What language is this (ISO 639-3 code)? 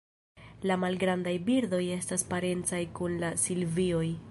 epo